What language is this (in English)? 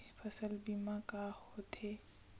Chhattisgarhi